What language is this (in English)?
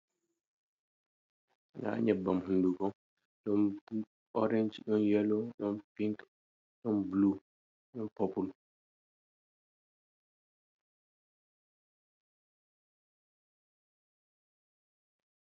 Fula